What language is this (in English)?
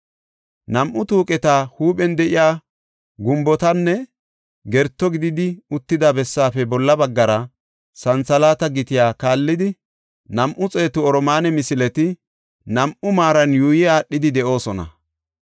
Gofa